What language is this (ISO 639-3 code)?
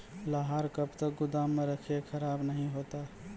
mai